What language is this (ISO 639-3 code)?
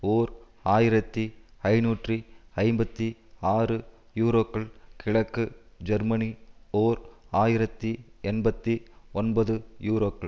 tam